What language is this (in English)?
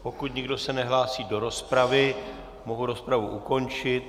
Czech